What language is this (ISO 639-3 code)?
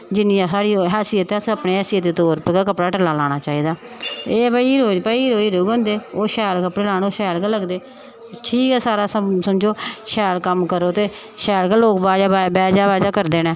doi